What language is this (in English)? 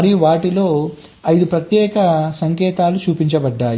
Telugu